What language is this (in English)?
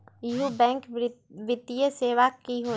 Magahi